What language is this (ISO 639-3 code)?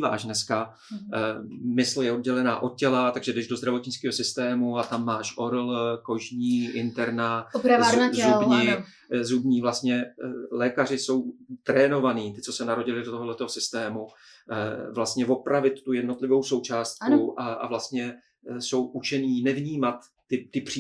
ces